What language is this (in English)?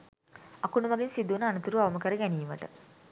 Sinhala